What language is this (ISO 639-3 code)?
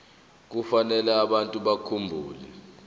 zul